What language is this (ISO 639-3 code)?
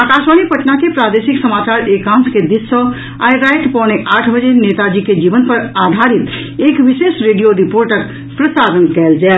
mai